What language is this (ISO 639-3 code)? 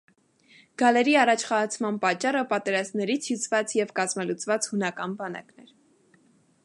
hye